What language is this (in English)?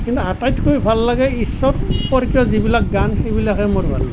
Assamese